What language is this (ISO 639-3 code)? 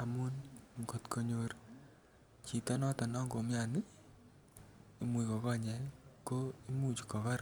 kln